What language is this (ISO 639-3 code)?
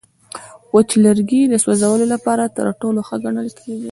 pus